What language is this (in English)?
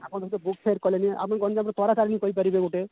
Odia